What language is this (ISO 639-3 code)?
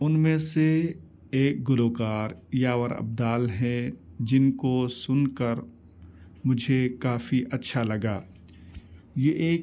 urd